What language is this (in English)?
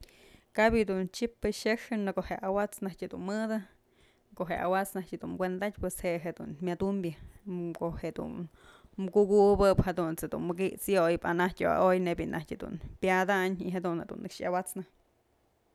Mazatlán Mixe